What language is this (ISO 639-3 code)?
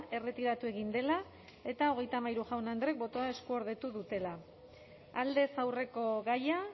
eus